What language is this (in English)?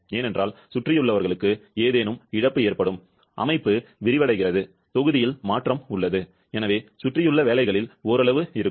Tamil